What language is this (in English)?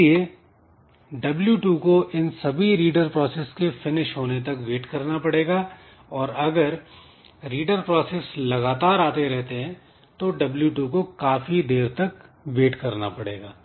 Hindi